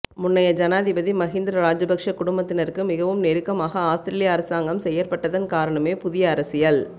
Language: Tamil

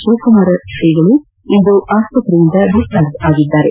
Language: Kannada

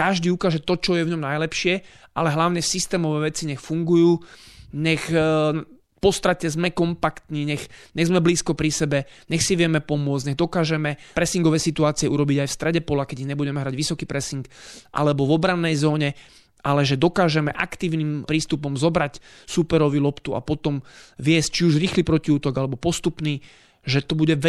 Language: Slovak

